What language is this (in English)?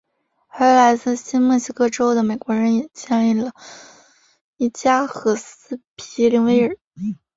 Chinese